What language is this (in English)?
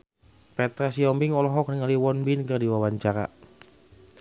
Sundanese